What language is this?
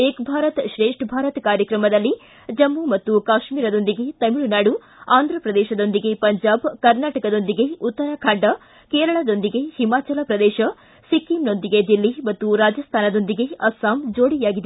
Kannada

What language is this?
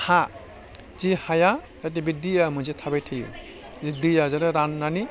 Bodo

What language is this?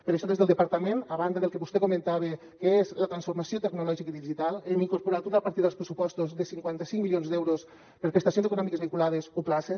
Catalan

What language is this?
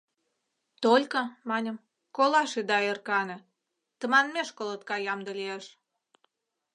Mari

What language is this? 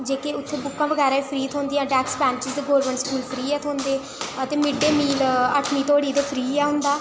Dogri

